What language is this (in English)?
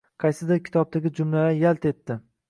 Uzbek